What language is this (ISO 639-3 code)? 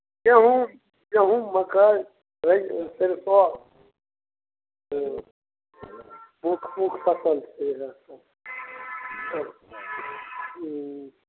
mai